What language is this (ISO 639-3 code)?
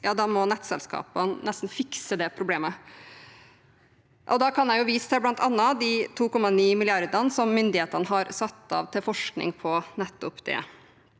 nor